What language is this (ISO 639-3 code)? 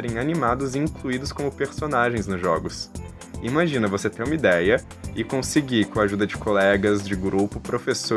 por